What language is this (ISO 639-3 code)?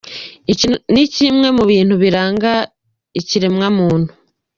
kin